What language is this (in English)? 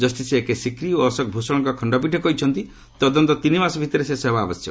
Odia